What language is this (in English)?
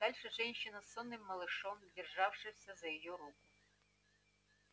Russian